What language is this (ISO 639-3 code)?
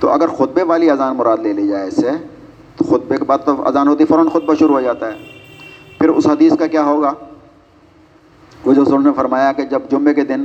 urd